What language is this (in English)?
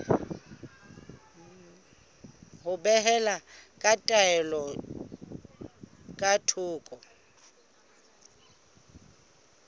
Southern Sotho